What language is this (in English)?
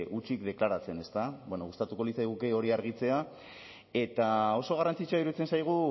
Basque